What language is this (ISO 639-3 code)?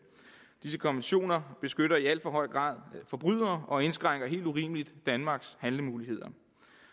dan